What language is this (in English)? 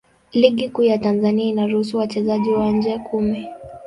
Swahili